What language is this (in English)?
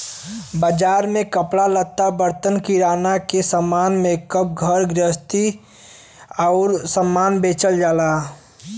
Bhojpuri